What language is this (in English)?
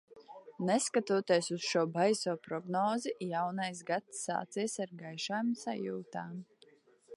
Latvian